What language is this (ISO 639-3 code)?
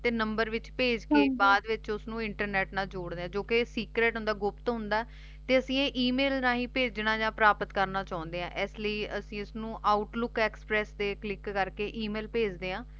pan